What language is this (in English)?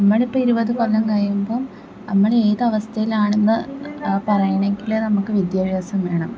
Malayalam